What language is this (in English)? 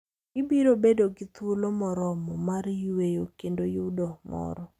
Luo (Kenya and Tanzania)